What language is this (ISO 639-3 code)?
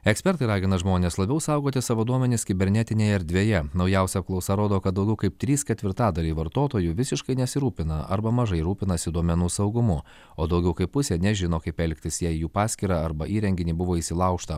lit